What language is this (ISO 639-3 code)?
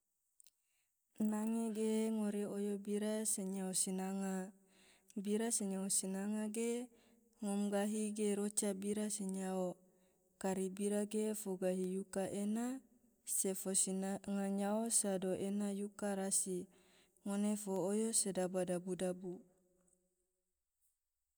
tvo